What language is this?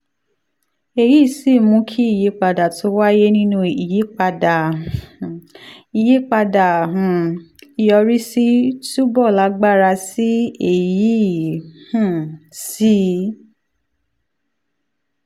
Yoruba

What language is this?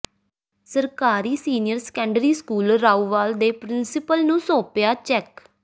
Punjabi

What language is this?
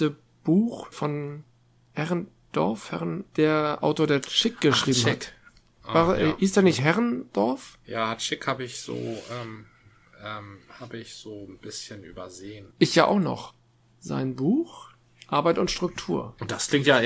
German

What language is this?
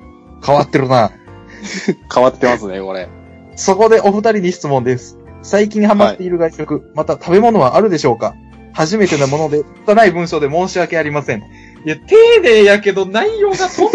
Japanese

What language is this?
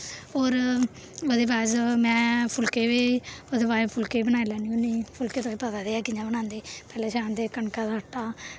Dogri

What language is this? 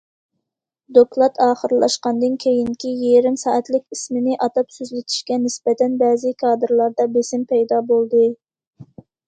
Uyghur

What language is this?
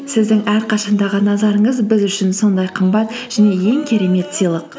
Kazakh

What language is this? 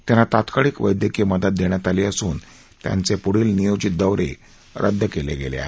Marathi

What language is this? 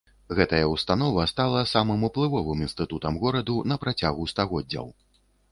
Belarusian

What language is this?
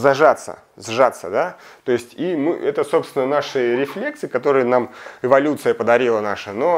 Russian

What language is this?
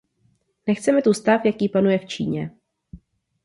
Czech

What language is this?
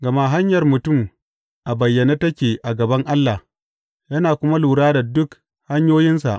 Hausa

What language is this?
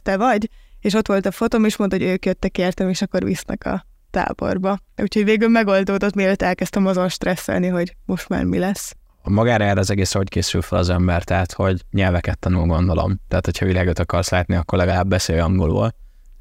Hungarian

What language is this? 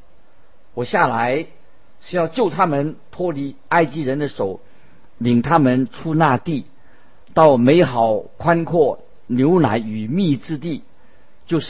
Chinese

